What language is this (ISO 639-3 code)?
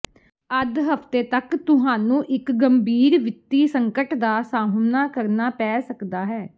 pan